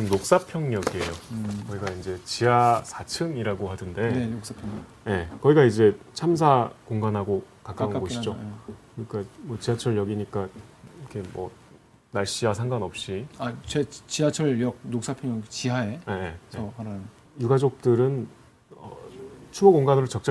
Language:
Korean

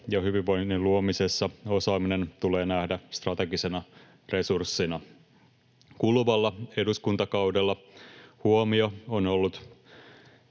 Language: Finnish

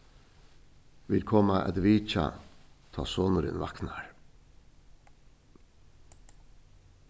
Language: Faroese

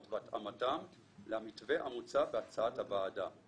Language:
Hebrew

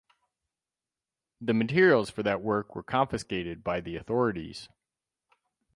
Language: English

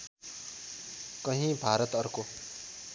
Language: Nepali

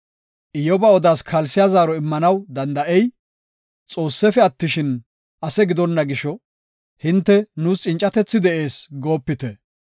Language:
Gofa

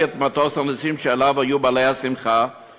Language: Hebrew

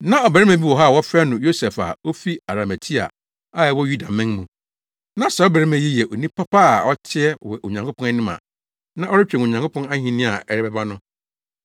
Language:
Akan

